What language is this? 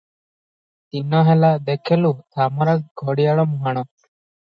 Odia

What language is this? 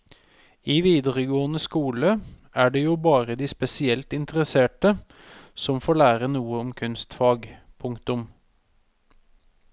Norwegian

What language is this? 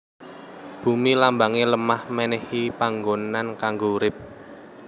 Javanese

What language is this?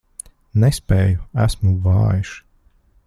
Latvian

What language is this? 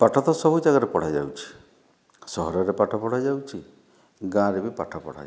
Odia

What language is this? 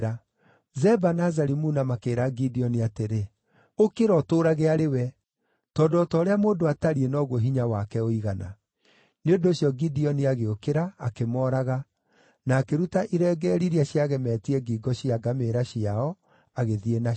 Kikuyu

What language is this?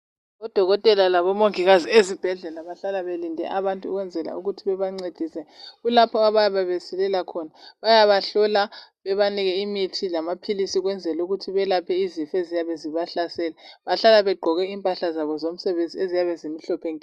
North Ndebele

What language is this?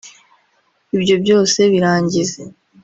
Kinyarwanda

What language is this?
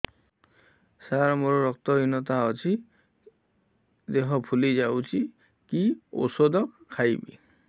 Odia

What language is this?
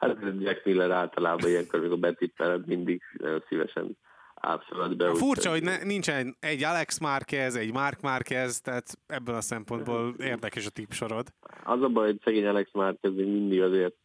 Hungarian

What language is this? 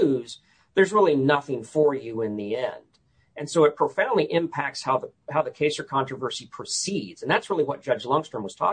English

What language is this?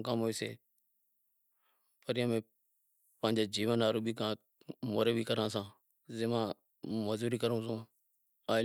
Wadiyara Koli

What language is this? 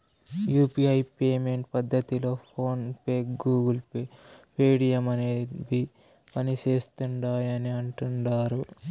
Telugu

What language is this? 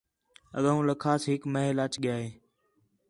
Khetrani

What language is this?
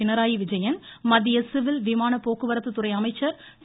Tamil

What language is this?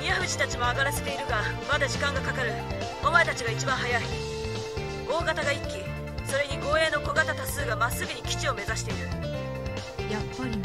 Japanese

